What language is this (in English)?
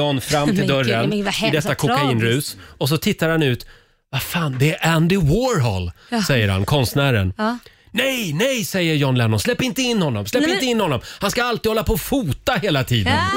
Swedish